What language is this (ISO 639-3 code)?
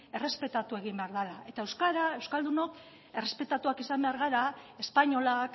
eus